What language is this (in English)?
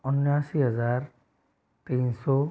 Hindi